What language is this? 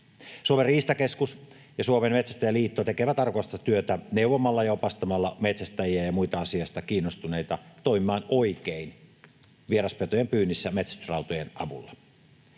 Finnish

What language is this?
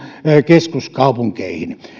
Finnish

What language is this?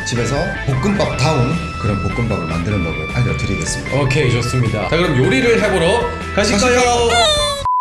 Korean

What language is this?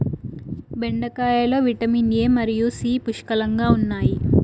Telugu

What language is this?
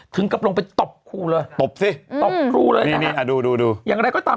Thai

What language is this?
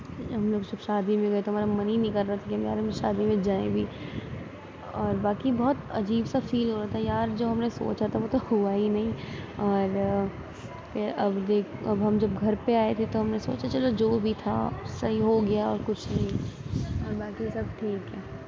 Urdu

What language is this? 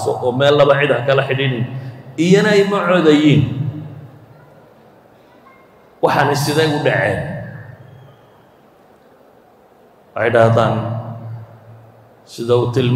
Arabic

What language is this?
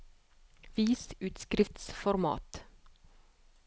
Norwegian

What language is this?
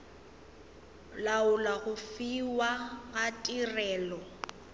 Northern Sotho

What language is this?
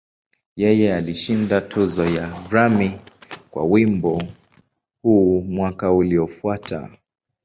Swahili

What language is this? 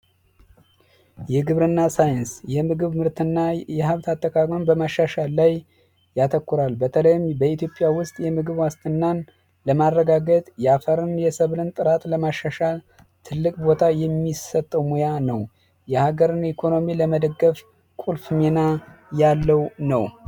Amharic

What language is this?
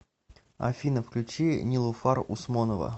Russian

